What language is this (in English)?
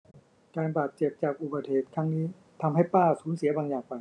Thai